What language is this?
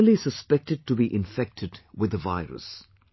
English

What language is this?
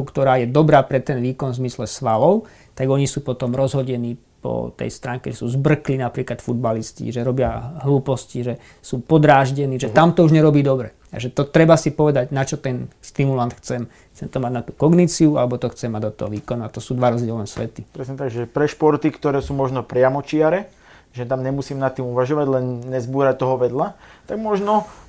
Slovak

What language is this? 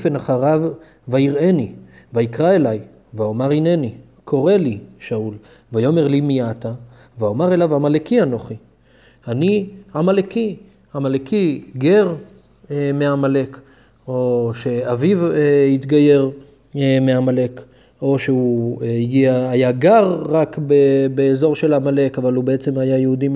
Hebrew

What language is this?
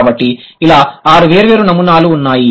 Telugu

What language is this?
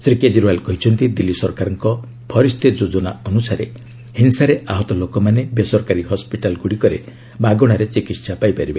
Odia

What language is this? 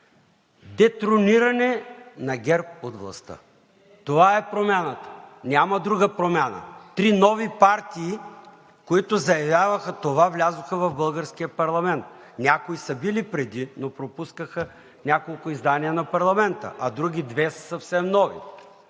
Bulgarian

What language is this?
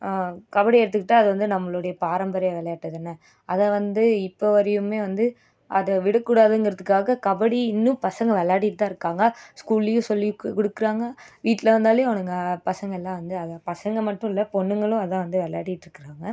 Tamil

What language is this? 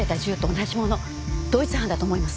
Japanese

